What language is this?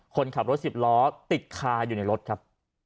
Thai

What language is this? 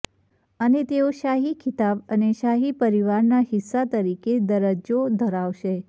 Gujarati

